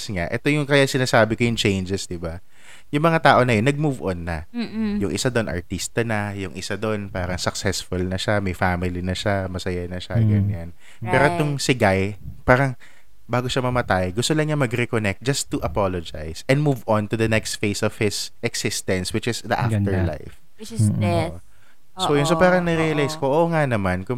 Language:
Filipino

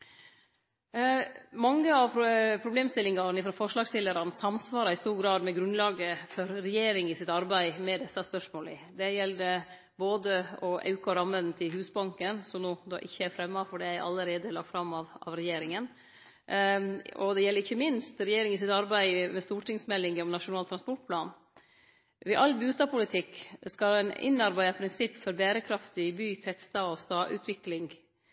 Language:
Norwegian Nynorsk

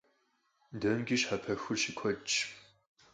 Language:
Kabardian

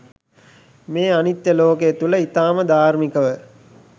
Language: Sinhala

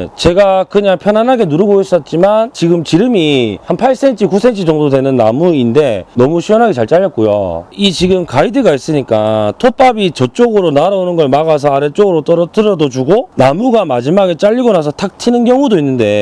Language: Korean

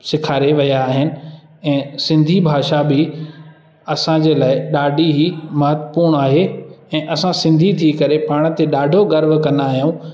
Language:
Sindhi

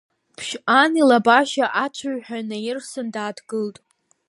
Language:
Abkhazian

